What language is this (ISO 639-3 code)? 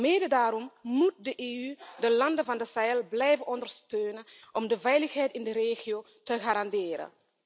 nld